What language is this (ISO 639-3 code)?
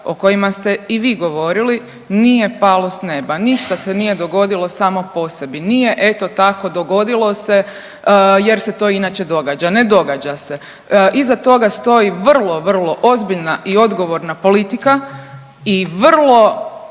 hrv